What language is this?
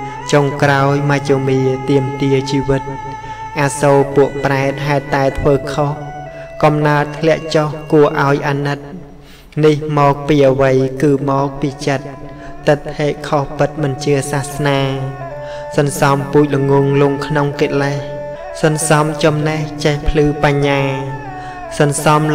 Thai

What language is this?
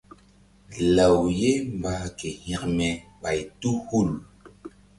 Mbum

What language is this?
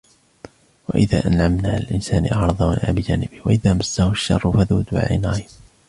Arabic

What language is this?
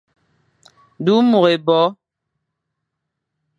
Fang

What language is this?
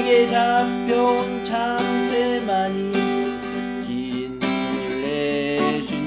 Korean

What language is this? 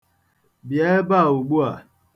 Igbo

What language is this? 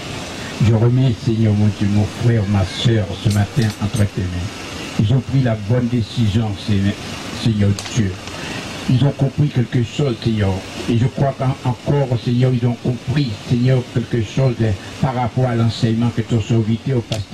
French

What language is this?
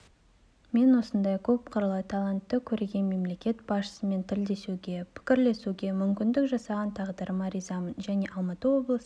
Kazakh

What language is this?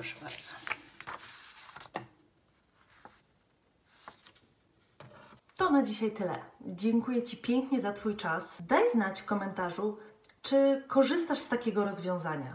Polish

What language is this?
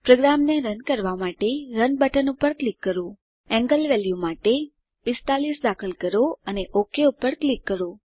Gujarati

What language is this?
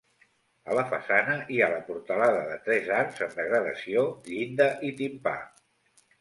Catalan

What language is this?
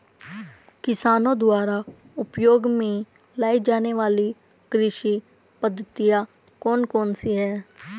Hindi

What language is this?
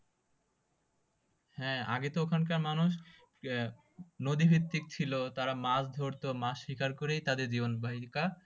Bangla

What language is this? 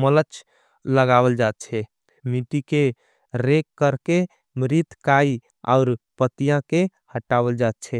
Angika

